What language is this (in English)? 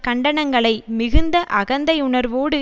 Tamil